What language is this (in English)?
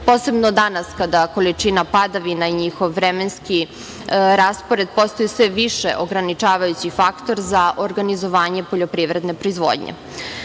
Serbian